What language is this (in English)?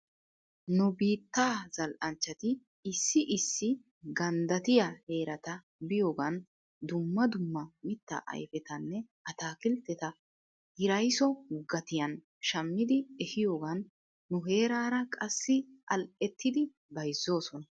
Wolaytta